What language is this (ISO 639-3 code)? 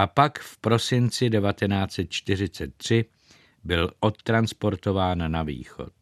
ces